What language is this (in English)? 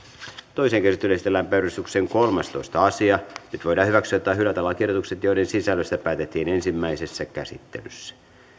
Finnish